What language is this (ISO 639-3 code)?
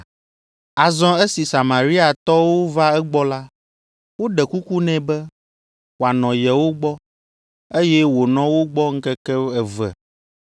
ewe